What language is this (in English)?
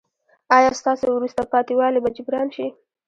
Pashto